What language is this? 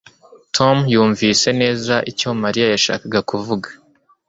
Kinyarwanda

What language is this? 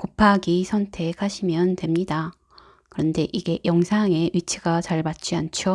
Korean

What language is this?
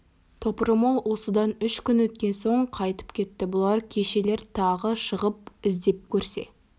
Kazakh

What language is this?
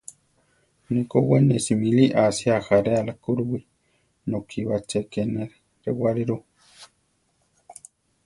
Central Tarahumara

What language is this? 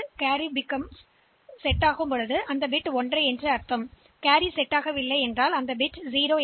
Tamil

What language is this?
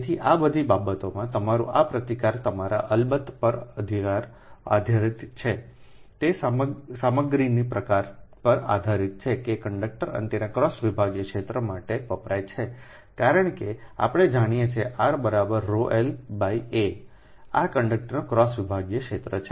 Gujarati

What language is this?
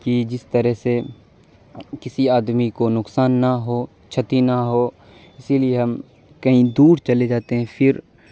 Urdu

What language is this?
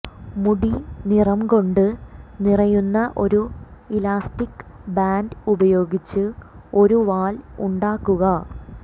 Malayalam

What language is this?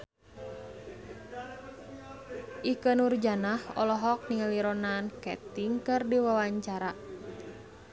Sundanese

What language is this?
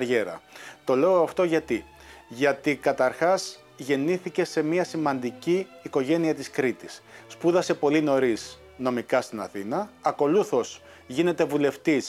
Greek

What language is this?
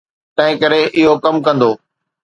Sindhi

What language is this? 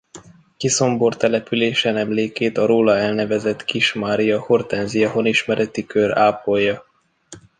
Hungarian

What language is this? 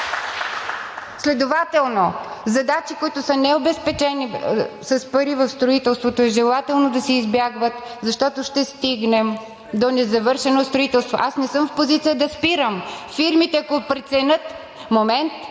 Bulgarian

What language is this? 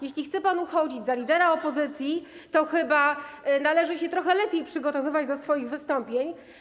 Polish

